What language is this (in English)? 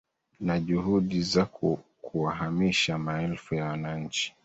Swahili